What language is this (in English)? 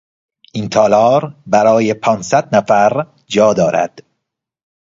Persian